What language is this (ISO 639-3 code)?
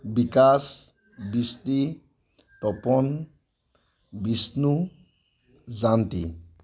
asm